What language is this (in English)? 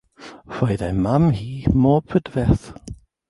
Welsh